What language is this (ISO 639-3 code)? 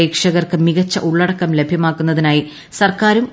mal